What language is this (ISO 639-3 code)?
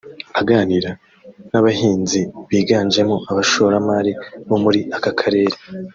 kin